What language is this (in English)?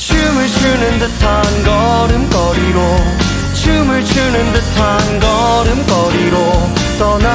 Korean